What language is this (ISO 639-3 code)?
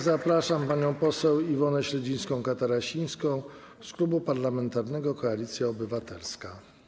pol